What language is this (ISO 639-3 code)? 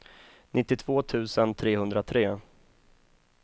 swe